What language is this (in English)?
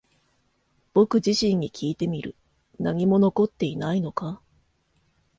Japanese